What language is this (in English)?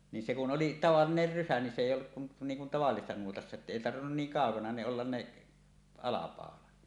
Finnish